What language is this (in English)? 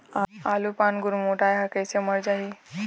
Chhattisgarhi